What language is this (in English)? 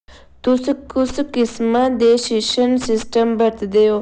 Dogri